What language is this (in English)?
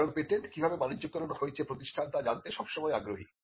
Bangla